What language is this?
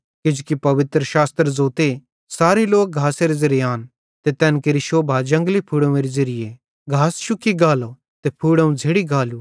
Bhadrawahi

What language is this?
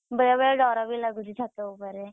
Odia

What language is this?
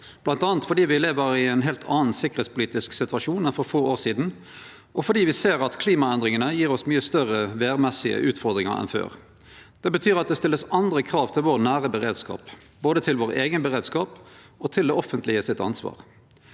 Norwegian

